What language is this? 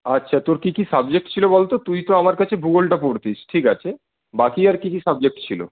Bangla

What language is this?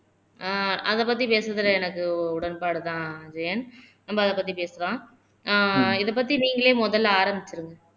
Tamil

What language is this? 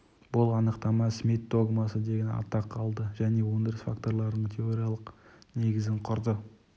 Kazakh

